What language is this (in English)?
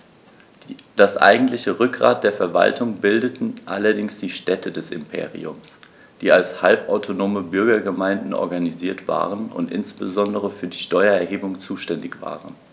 German